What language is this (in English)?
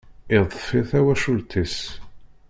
Kabyle